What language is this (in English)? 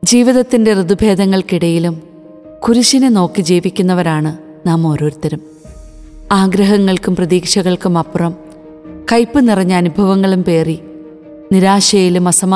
Malayalam